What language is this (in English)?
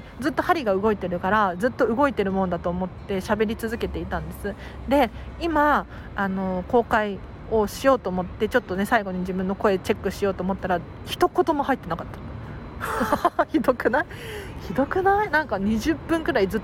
Japanese